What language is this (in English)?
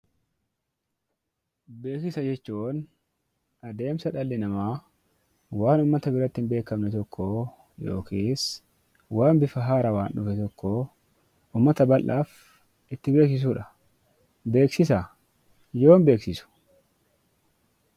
Oromo